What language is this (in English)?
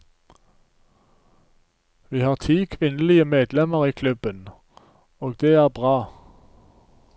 Norwegian